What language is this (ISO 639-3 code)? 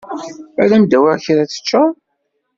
kab